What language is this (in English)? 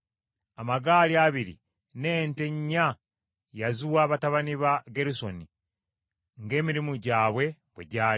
Ganda